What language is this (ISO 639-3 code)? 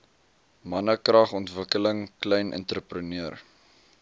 afr